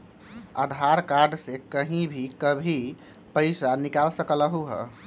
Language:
Magahi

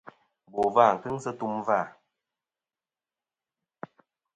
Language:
Kom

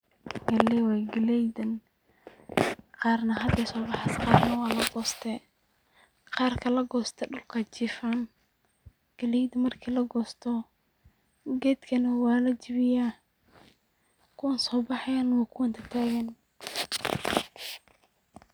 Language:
Somali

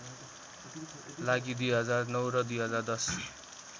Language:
Nepali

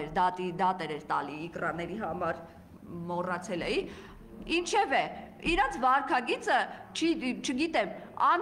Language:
Romanian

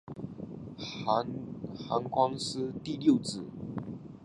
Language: Chinese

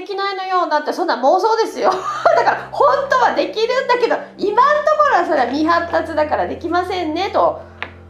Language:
Japanese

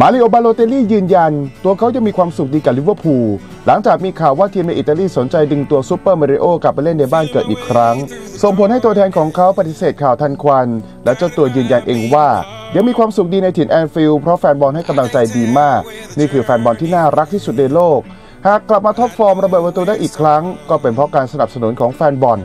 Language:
Thai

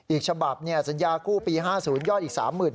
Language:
Thai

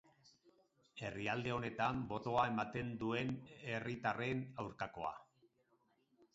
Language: Basque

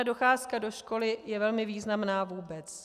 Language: Czech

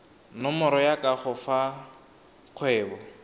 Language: Tswana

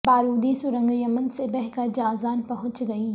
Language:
Urdu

